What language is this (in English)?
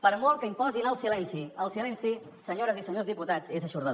Catalan